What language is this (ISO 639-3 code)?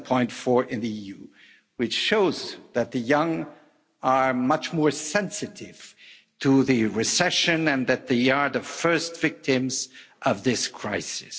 eng